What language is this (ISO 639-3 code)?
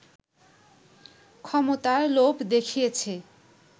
ben